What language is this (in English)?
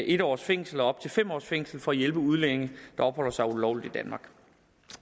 Danish